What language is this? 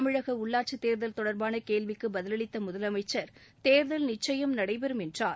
Tamil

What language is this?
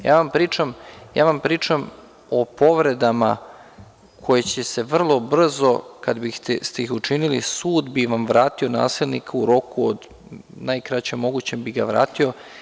Serbian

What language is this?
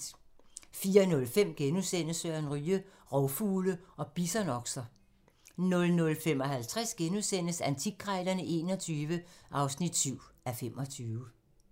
Danish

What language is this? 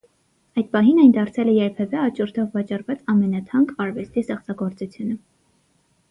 Armenian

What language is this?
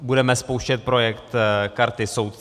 Czech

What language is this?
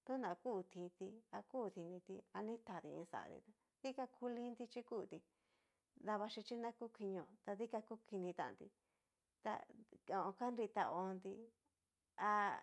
Cacaloxtepec Mixtec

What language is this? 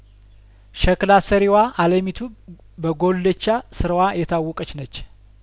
Amharic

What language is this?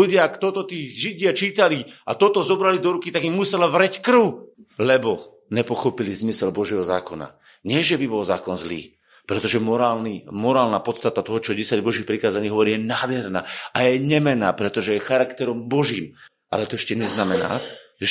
Slovak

